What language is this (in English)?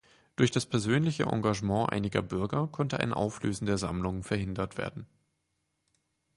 German